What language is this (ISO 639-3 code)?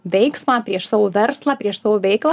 lit